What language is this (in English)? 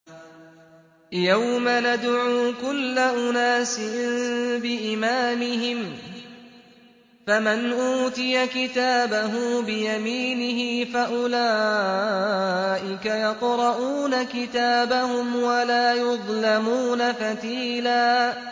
Arabic